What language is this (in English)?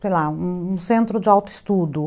Portuguese